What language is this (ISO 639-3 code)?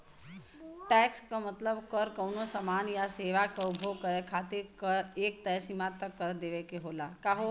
bho